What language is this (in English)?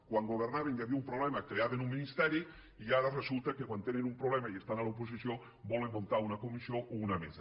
Catalan